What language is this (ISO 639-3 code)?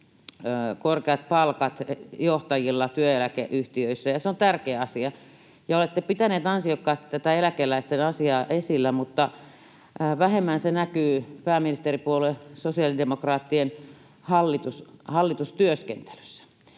fin